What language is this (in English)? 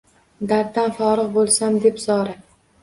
Uzbek